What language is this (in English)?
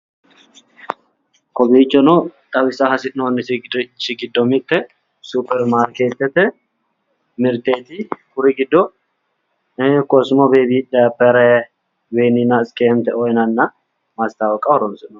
Sidamo